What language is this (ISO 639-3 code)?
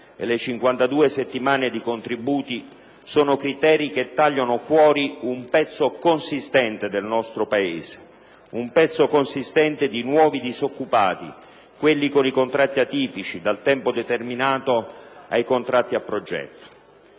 ita